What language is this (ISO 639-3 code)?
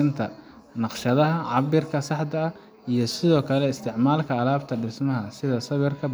som